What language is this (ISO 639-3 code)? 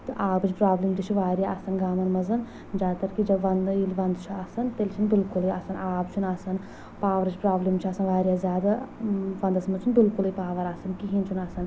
kas